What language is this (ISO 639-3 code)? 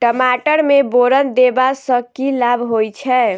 mai